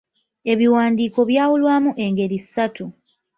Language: Ganda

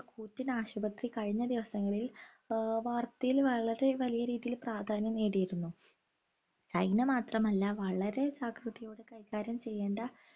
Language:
Malayalam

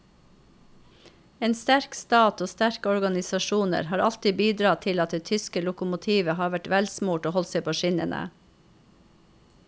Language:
Norwegian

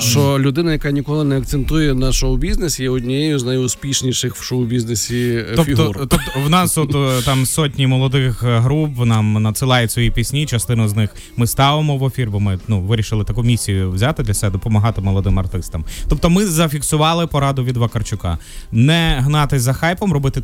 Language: Ukrainian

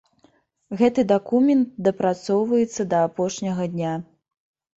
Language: Belarusian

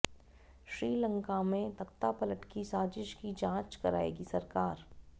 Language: Hindi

